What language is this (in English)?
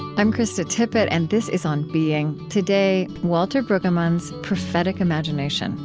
English